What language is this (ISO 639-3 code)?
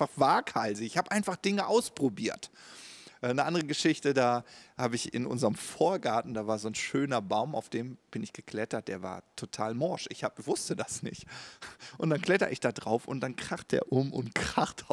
deu